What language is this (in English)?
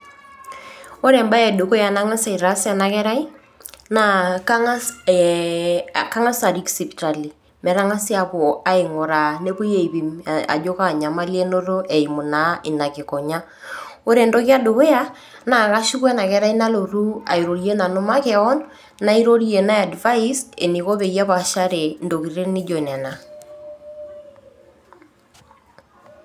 Masai